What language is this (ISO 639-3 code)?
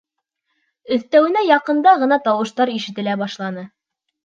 bak